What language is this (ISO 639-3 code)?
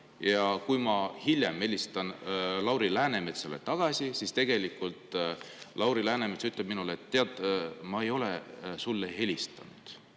est